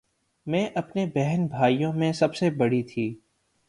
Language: Urdu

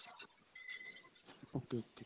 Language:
Punjabi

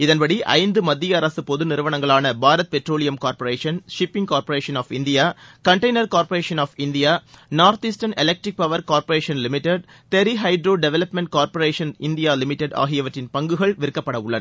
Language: Tamil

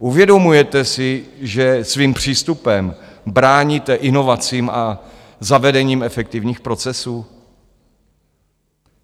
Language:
Czech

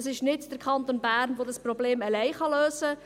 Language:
Swiss German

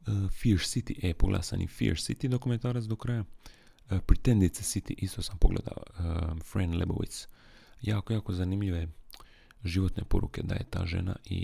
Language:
Croatian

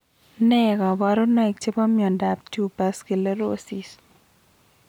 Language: Kalenjin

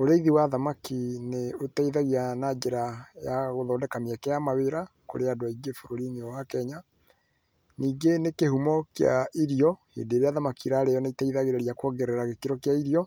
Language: Kikuyu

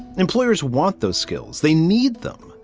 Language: English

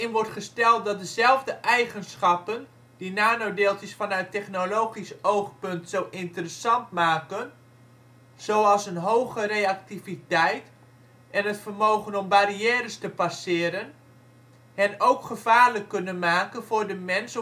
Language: Dutch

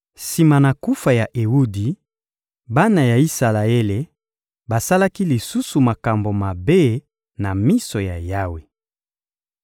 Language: Lingala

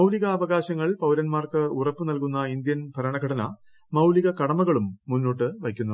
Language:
Malayalam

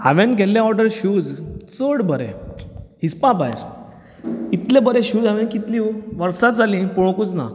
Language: Konkani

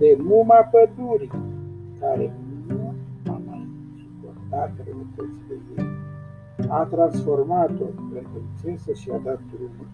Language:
Romanian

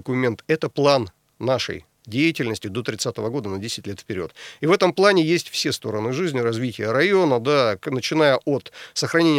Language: Russian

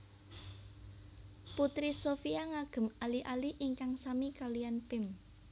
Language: Javanese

